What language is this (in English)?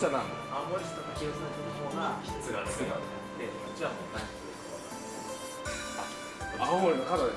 Japanese